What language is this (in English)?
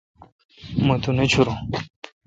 Kalkoti